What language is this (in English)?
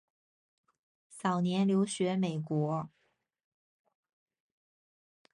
Chinese